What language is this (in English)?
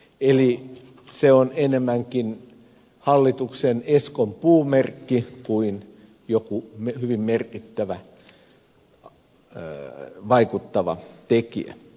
Finnish